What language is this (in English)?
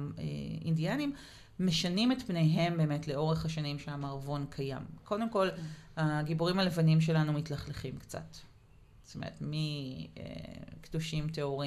Hebrew